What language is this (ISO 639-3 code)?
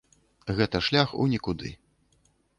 bel